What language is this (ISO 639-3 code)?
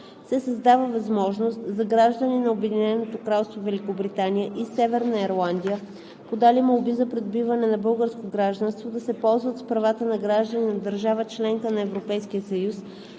bul